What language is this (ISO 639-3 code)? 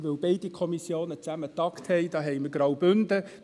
gsw